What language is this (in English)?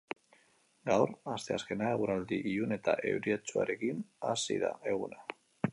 Basque